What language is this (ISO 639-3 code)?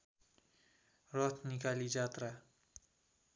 nep